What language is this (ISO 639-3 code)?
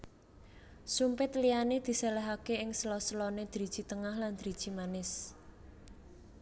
jav